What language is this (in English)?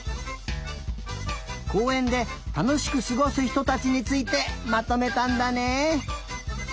Japanese